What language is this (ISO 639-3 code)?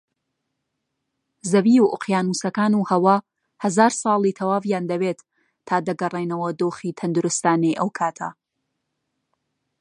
ckb